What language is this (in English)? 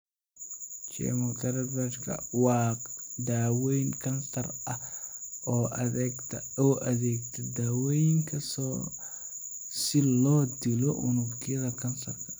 Somali